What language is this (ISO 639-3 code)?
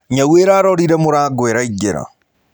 kik